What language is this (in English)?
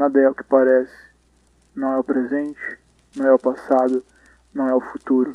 Portuguese